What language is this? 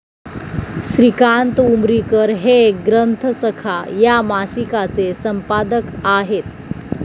Marathi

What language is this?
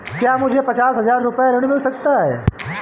Hindi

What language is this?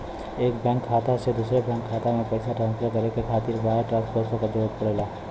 Bhojpuri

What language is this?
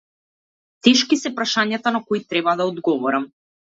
Macedonian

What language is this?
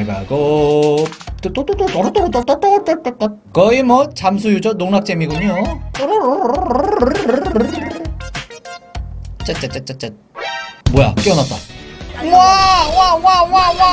Korean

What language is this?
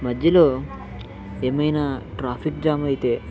Telugu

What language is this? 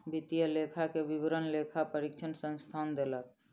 Maithili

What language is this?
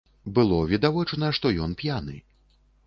Belarusian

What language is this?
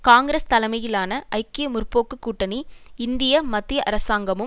Tamil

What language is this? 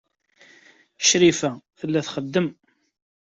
Kabyle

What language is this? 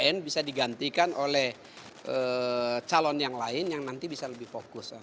Indonesian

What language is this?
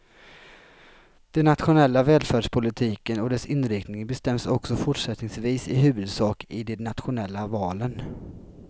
Swedish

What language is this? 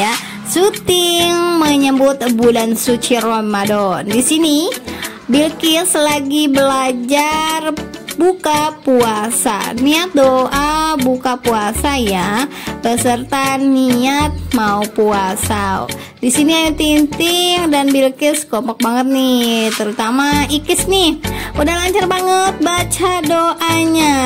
Indonesian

